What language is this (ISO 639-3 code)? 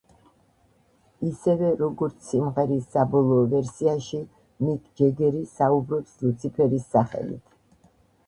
kat